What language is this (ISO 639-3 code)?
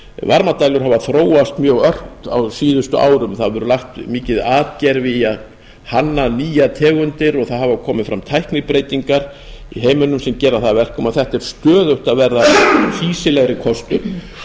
isl